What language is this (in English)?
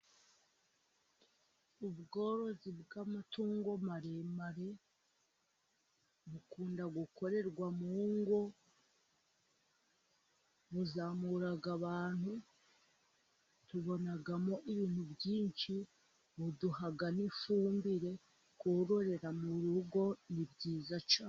Kinyarwanda